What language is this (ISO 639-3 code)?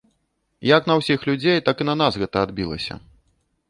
bel